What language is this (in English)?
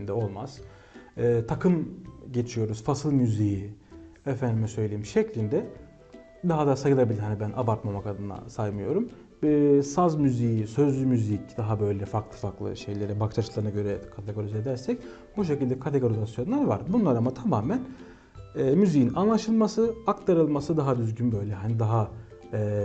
Turkish